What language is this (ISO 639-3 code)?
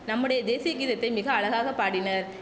tam